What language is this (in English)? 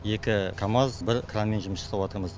Kazakh